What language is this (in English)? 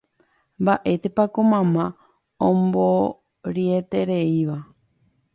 Guarani